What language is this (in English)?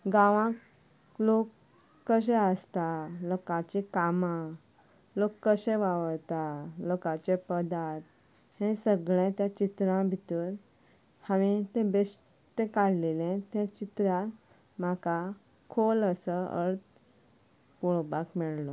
Konkani